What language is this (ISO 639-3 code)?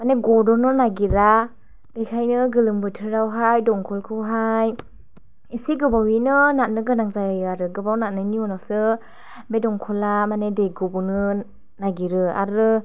brx